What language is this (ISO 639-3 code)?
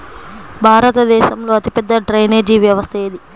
tel